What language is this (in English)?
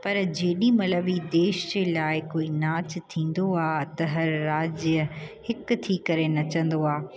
Sindhi